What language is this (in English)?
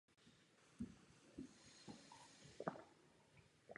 Czech